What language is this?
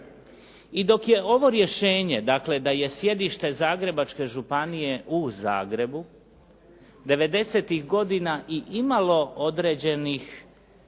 Croatian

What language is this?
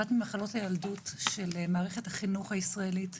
Hebrew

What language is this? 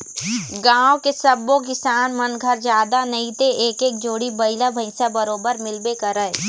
Chhattisgarhi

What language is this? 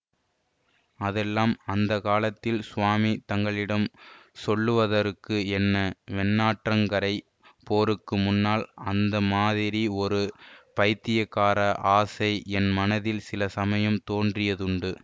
Tamil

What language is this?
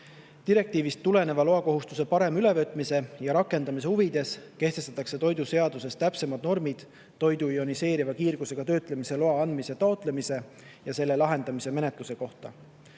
Estonian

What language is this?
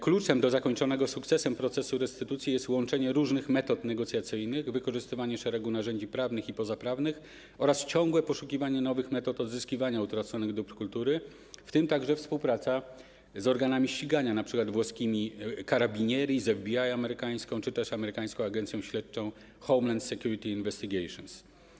Polish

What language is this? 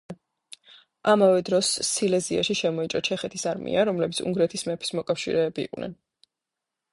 Georgian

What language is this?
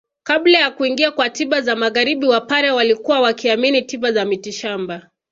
Swahili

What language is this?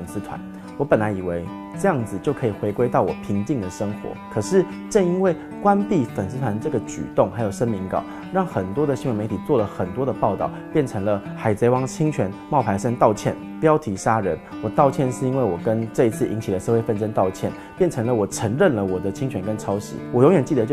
Chinese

